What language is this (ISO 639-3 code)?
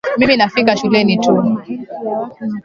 swa